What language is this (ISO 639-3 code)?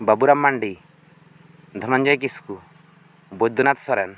sat